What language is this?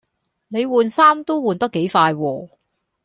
Cantonese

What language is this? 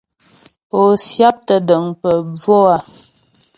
Ghomala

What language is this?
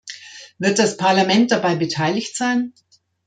German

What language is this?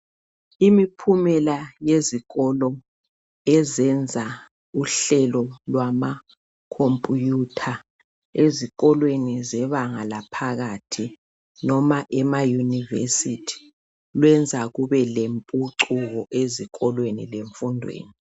North Ndebele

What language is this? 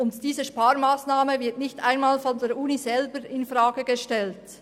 Swiss German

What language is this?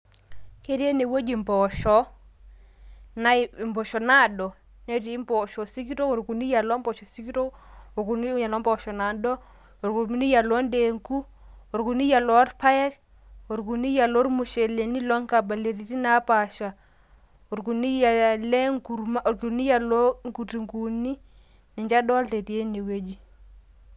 Masai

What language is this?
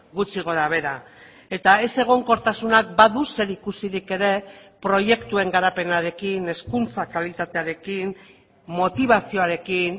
Basque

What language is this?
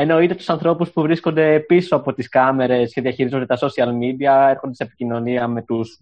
Greek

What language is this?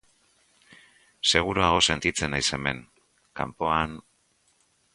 Basque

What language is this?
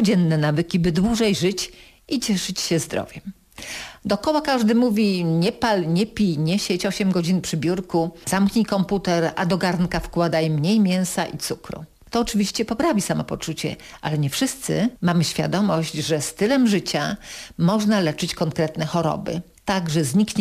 Polish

